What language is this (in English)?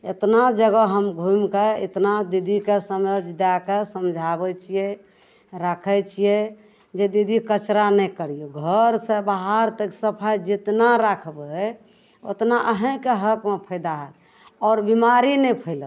Maithili